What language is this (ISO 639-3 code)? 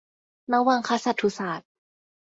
tha